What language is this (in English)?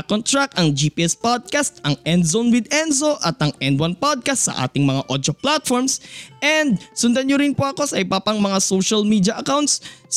Filipino